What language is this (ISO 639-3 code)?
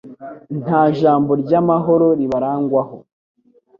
kin